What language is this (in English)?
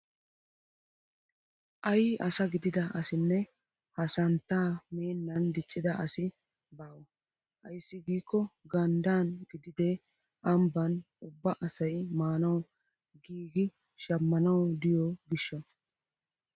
Wolaytta